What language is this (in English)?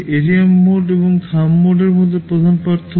Bangla